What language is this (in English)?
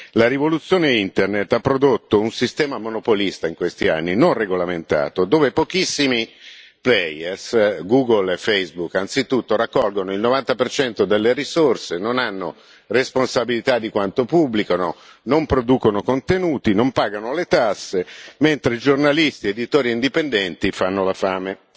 Italian